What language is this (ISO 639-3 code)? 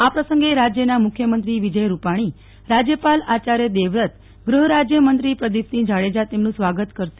guj